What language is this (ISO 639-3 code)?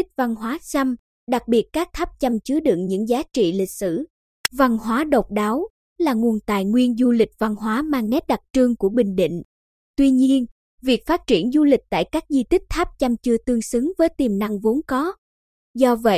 vie